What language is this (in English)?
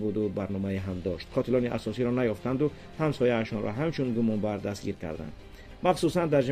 Persian